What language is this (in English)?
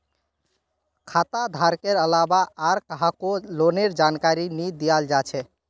Magahi